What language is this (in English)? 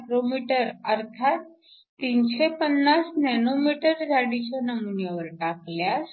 Marathi